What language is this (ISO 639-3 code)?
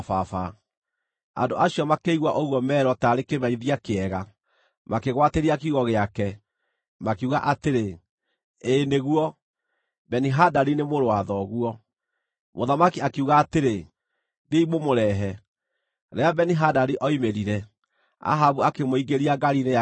kik